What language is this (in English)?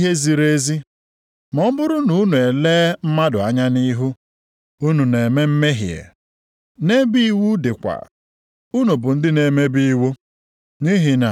Igbo